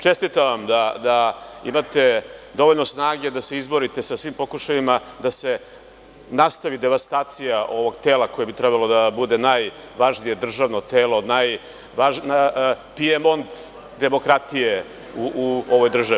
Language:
Serbian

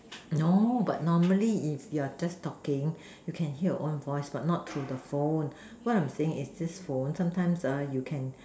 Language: English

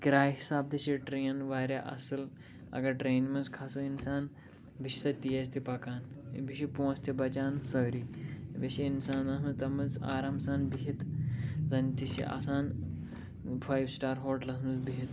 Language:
Kashmiri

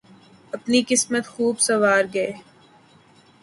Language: Urdu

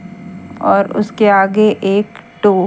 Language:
Hindi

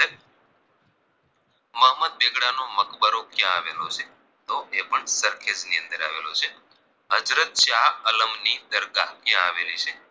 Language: Gujarati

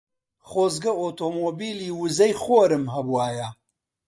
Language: Central Kurdish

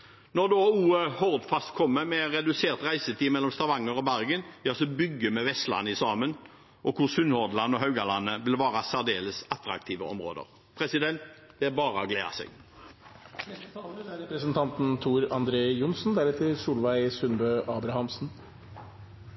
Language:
Norwegian Bokmål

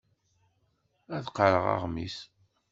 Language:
Kabyle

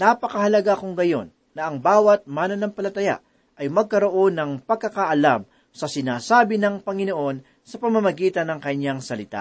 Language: Filipino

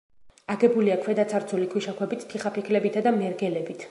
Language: Georgian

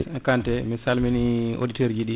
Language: Fula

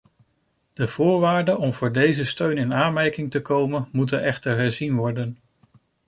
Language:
Dutch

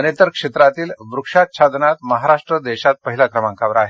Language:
Marathi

